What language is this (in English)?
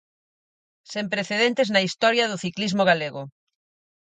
Galician